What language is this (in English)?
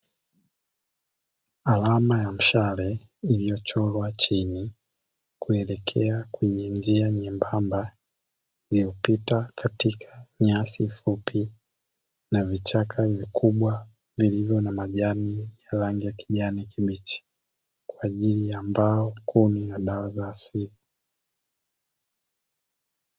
Swahili